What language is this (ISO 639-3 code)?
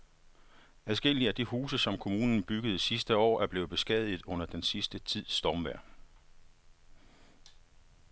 dan